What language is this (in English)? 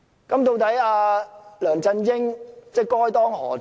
Cantonese